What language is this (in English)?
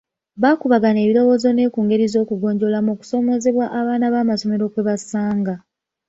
Ganda